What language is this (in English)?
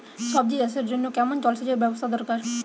Bangla